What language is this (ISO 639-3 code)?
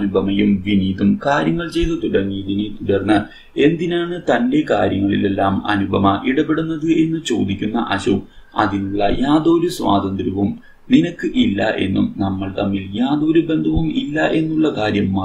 ron